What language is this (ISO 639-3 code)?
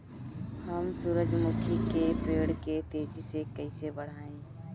bho